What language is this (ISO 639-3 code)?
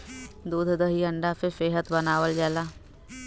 bho